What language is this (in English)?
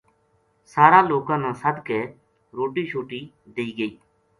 Gujari